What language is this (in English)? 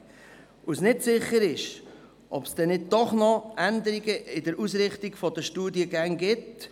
Swiss German